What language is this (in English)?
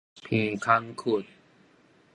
Min Nan Chinese